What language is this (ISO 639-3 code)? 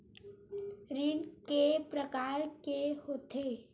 hne